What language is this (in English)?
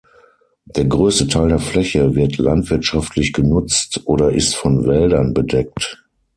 German